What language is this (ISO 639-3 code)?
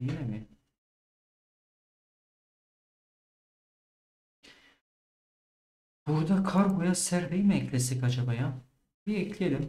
tur